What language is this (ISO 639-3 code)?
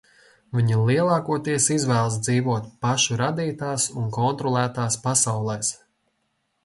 lav